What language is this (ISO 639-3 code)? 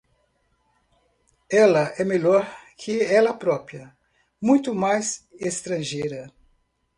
por